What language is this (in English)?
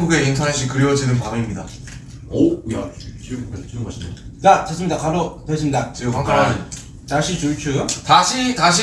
Korean